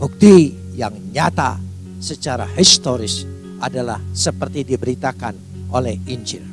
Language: Indonesian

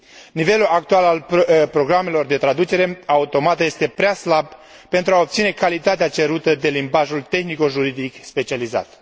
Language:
Romanian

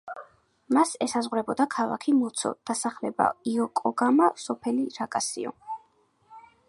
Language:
Georgian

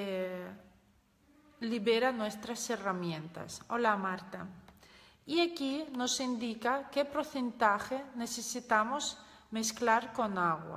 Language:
Spanish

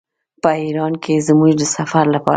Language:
Pashto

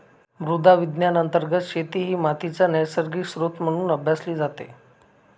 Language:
Marathi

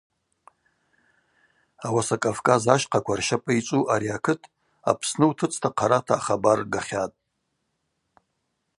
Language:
Abaza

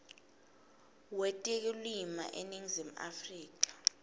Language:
Swati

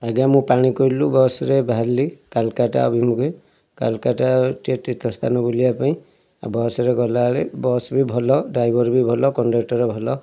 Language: Odia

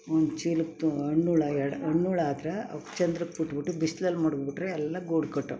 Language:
Kannada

